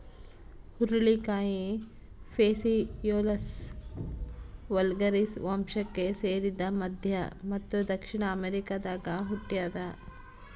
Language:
Kannada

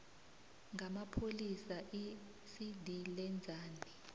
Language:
South Ndebele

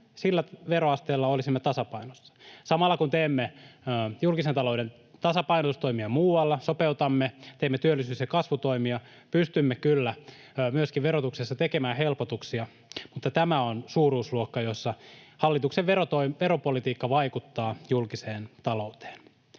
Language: Finnish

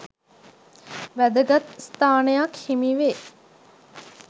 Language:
Sinhala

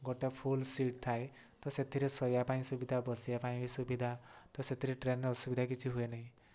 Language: Odia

